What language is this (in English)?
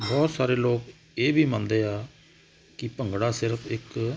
Punjabi